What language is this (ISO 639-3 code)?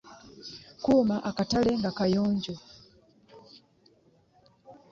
lug